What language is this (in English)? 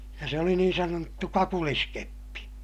Finnish